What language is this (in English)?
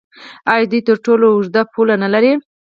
Pashto